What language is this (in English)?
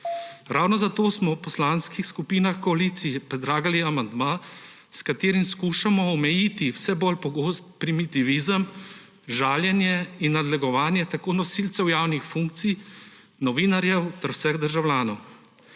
Slovenian